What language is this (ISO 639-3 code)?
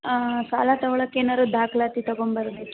kan